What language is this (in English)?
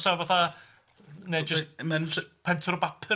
Welsh